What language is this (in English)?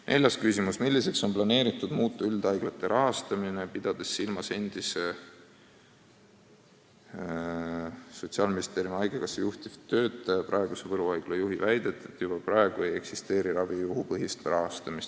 Estonian